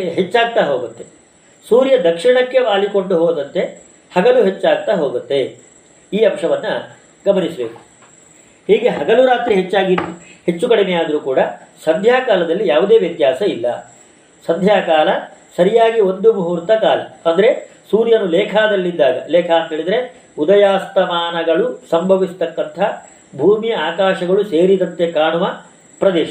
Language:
Kannada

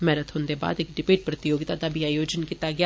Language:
Dogri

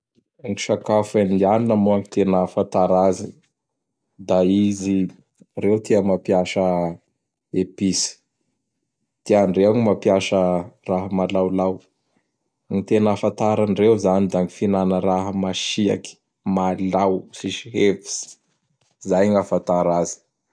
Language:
Bara Malagasy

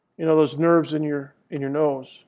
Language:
English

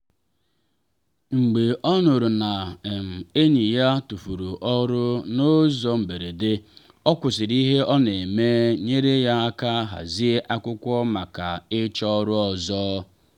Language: Igbo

